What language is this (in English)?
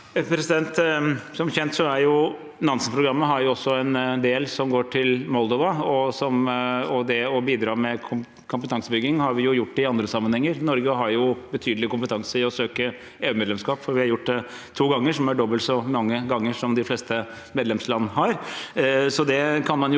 Norwegian